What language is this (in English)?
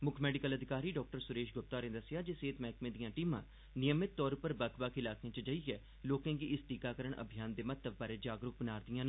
Dogri